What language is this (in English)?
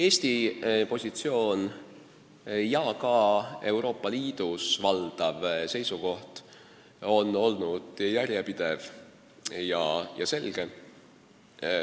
Estonian